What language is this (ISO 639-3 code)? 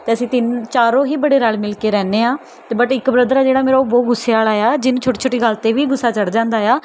pan